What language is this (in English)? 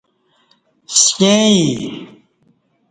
Kati